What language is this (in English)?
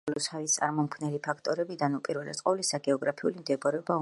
Georgian